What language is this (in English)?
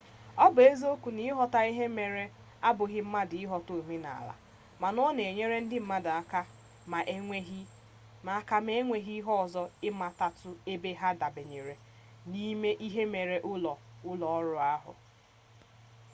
Igbo